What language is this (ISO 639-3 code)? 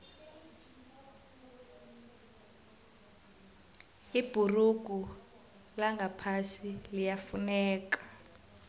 nbl